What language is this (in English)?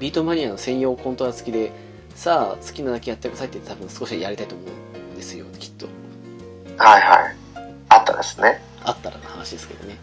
Japanese